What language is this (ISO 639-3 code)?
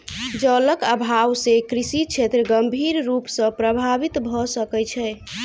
mai